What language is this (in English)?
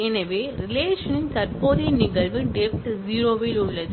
Tamil